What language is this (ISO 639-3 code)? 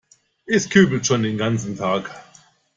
deu